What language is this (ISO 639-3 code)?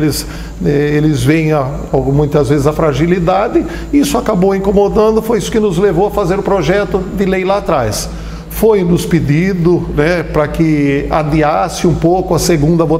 por